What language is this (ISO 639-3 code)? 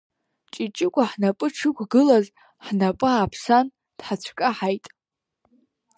abk